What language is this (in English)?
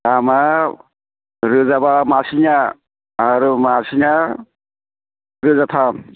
Bodo